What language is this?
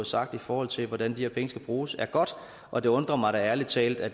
Danish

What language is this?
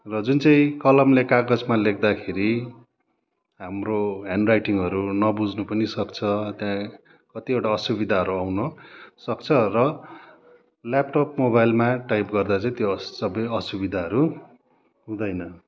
Nepali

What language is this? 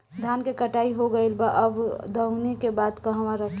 Bhojpuri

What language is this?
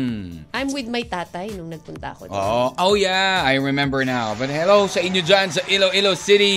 Filipino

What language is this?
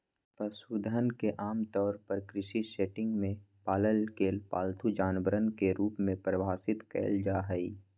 Magahi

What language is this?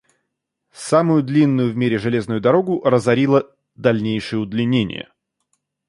Russian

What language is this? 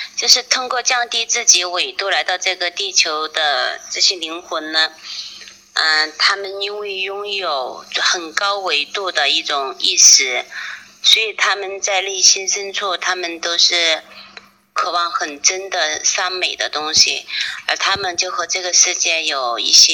Chinese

